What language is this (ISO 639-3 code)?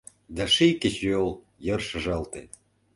chm